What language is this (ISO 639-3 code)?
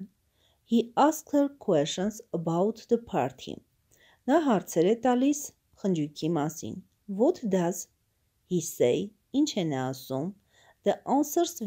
tur